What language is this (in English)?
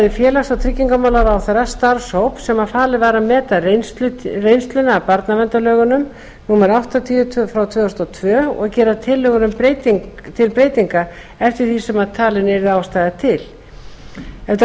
Icelandic